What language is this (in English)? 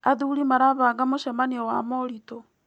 Kikuyu